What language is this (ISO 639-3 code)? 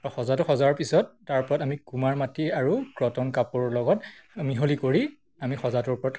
asm